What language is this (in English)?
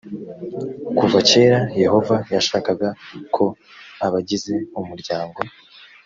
Kinyarwanda